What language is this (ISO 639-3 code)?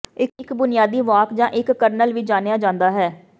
pan